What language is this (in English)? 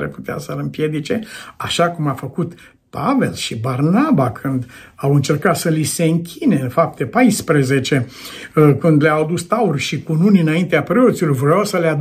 Romanian